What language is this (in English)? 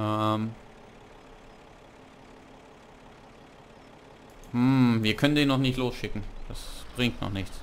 German